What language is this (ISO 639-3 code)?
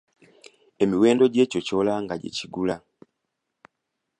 lug